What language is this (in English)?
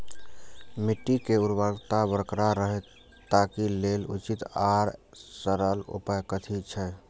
Maithili